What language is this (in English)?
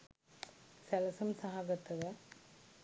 Sinhala